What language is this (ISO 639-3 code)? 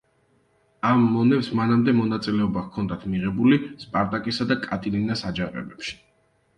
kat